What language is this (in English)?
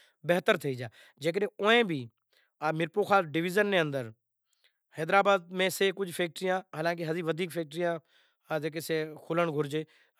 Kachi Koli